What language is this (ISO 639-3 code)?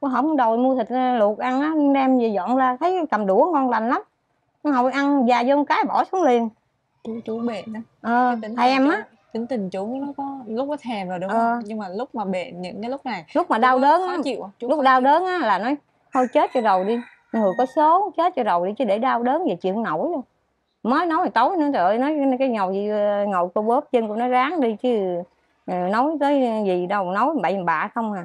vie